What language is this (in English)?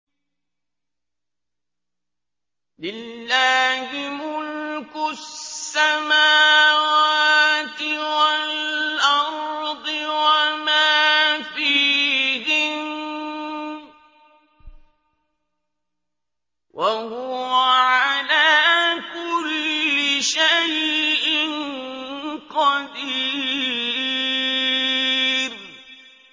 Arabic